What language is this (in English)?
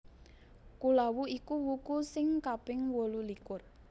Javanese